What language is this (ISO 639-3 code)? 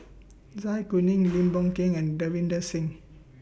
eng